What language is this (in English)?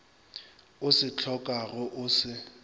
Northern Sotho